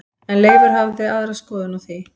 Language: Icelandic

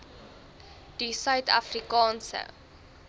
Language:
Afrikaans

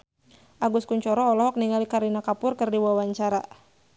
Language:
Sundanese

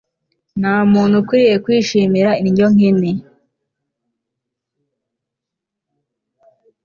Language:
Kinyarwanda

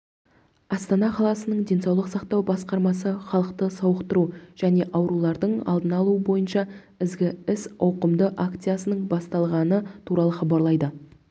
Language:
Kazakh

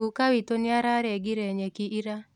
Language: Kikuyu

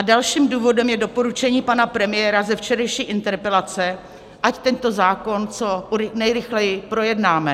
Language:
Czech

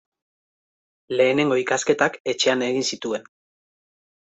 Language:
Basque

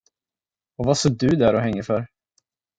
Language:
Swedish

